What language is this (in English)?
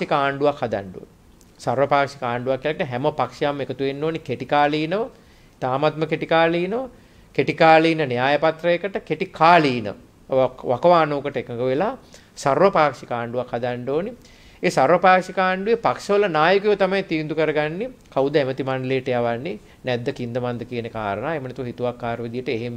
Indonesian